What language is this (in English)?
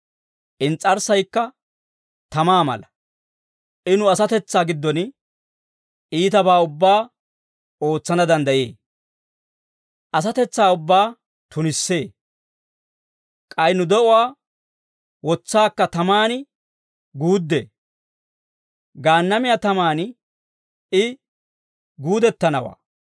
Dawro